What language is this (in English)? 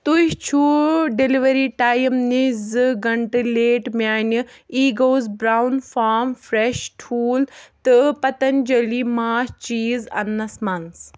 Kashmiri